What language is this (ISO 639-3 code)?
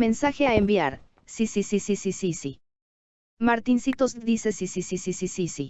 spa